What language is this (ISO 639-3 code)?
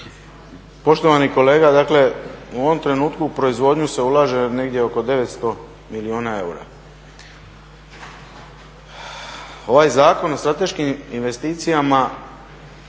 hrv